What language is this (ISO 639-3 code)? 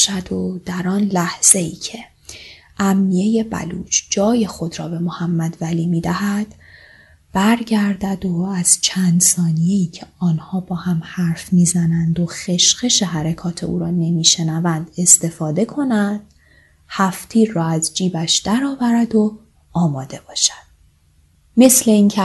fas